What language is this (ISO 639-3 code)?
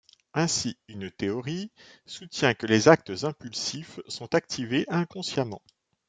fra